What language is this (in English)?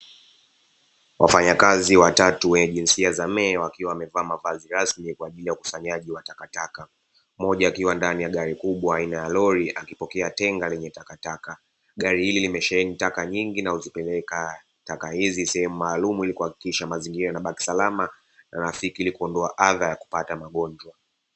Swahili